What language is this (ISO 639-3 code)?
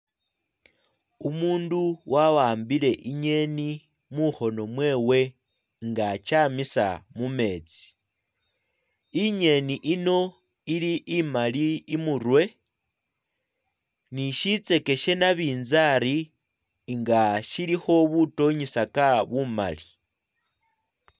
myx